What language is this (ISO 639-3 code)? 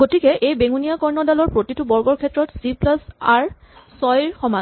asm